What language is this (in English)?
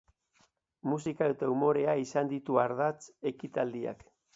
Basque